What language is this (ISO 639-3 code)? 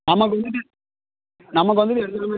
tam